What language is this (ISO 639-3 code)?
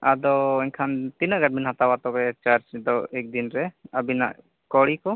sat